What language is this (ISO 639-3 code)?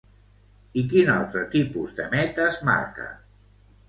cat